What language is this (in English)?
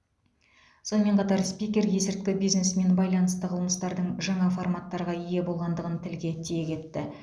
Kazakh